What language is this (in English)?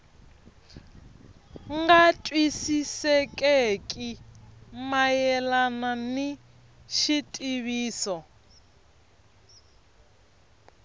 Tsonga